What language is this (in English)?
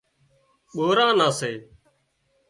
Wadiyara Koli